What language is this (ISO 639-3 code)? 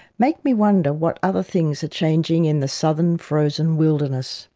eng